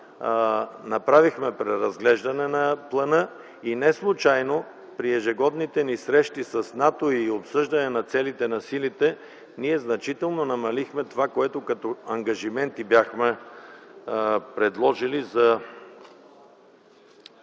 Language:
Bulgarian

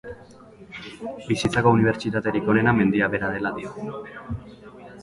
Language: Basque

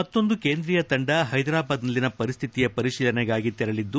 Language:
Kannada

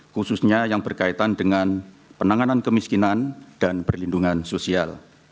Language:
Indonesian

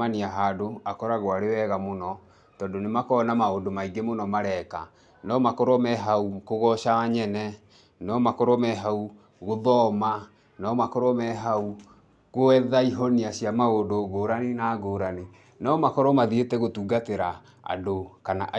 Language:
Kikuyu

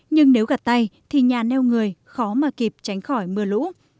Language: Vietnamese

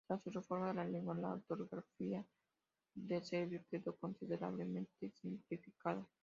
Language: Spanish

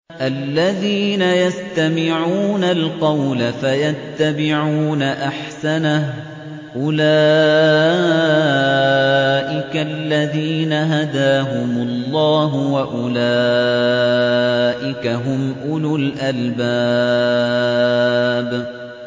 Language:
Arabic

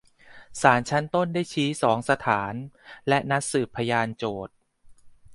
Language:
Thai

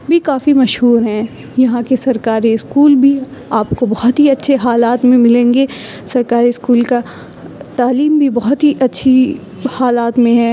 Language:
Urdu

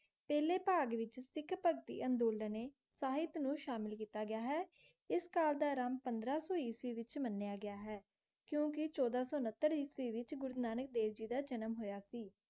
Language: Punjabi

